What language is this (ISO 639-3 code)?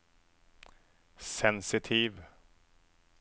nor